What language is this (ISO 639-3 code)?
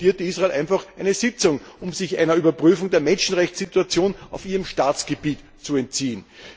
deu